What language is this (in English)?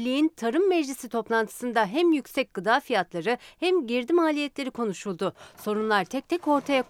Turkish